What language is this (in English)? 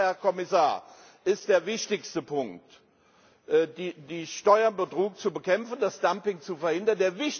German